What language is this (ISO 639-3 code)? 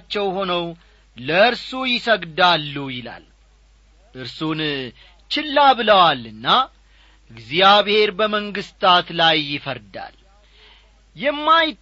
amh